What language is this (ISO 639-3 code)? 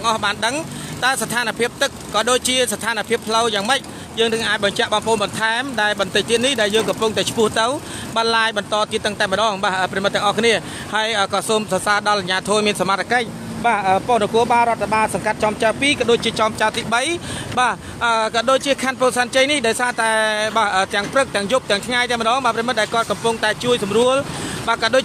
tha